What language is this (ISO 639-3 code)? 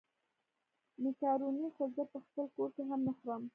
pus